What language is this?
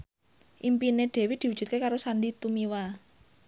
Javanese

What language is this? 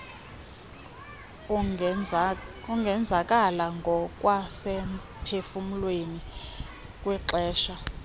Xhosa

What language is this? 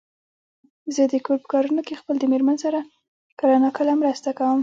Pashto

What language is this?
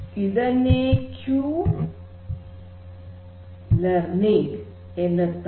Kannada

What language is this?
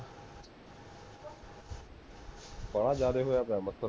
Punjabi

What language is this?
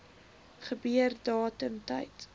Afrikaans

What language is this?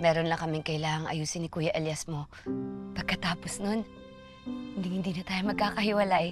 Filipino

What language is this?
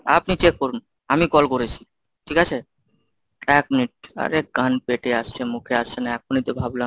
Bangla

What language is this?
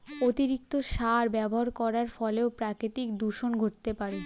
Bangla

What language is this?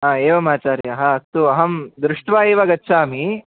Sanskrit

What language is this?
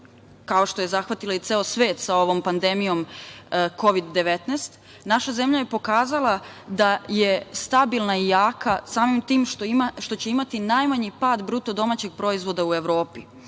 Serbian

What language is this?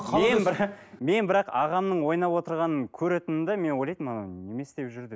Kazakh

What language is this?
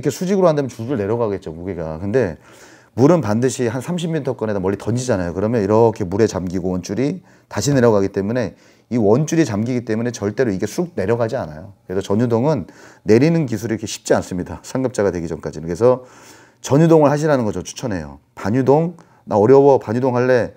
Korean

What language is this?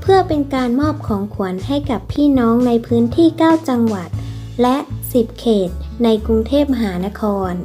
Thai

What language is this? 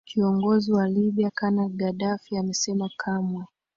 Swahili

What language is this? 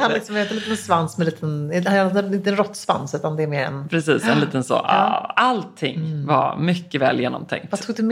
Swedish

